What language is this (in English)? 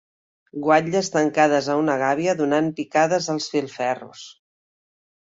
Catalan